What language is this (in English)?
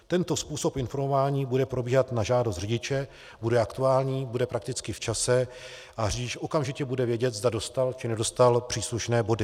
Czech